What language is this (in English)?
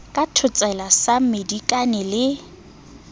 Southern Sotho